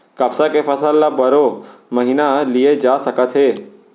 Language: Chhattisgarhi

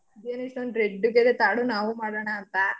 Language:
Kannada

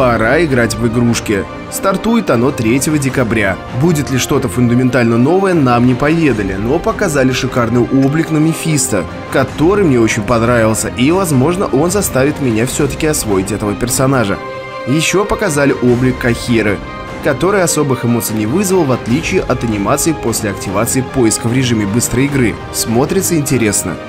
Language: Russian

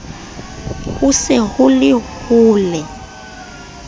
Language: Southern Sotho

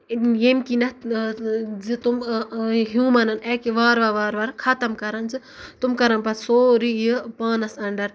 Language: Kashmiri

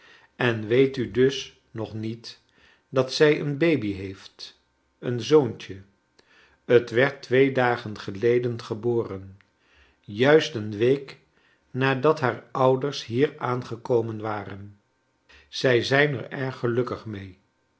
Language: Dutch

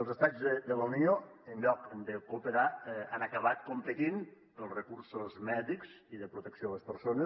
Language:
Catalan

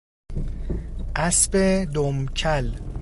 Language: Persian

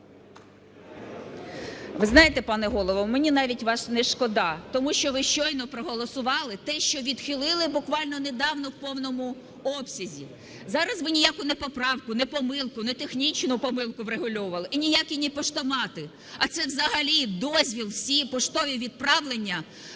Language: Ukrainian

